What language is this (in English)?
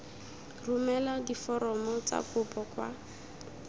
Tswana